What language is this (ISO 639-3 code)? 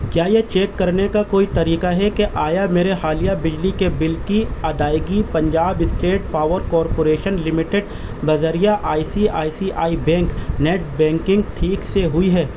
urd